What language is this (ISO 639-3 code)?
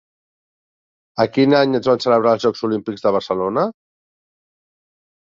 cat